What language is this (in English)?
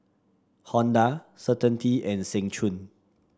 English